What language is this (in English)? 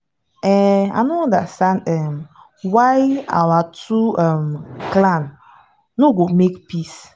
Nigerian Pidgin